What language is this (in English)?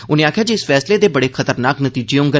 Dogri